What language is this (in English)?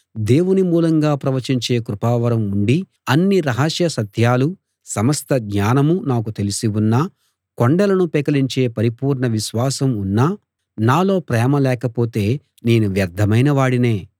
Telugu